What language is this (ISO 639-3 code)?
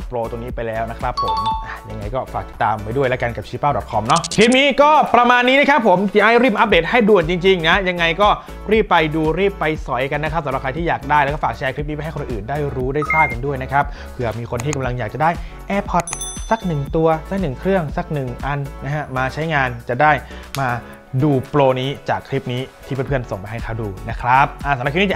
tha